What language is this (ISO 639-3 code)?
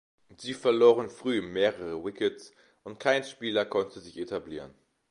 deu